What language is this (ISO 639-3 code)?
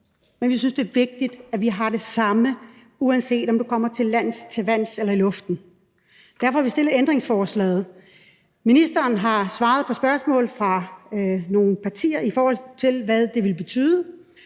dan